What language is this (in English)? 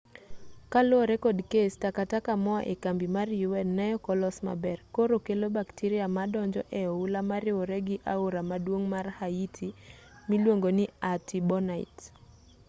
Luo (Kenya and Tanzania)